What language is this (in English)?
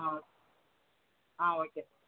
Tamil